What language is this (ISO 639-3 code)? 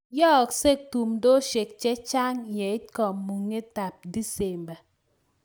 kln